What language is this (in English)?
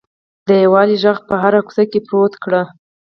Pashto